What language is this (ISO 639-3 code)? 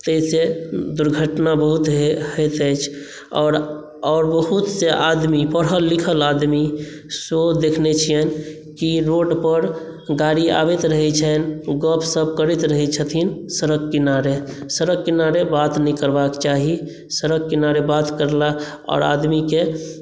mai